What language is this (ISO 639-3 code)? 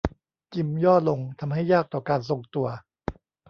tha